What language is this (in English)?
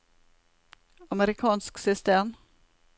Norwegian